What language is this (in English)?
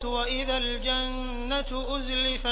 Arabic